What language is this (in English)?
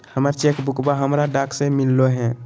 Magahi